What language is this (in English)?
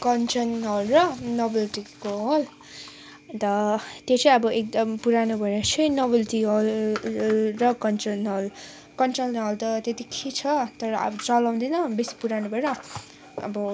Nepali